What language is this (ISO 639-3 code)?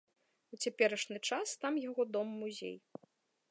bel